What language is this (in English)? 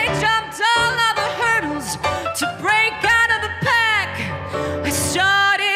English